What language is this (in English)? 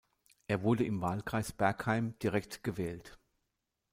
German